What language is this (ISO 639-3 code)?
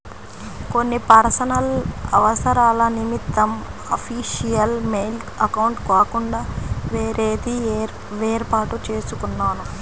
tel